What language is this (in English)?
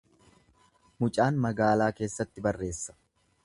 Oromo